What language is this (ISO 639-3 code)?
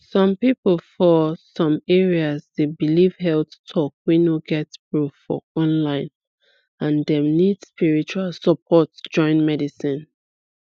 pcm